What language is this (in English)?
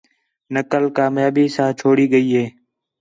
Khetrani